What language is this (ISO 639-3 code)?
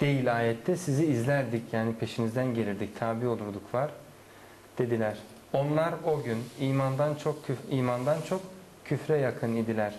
tur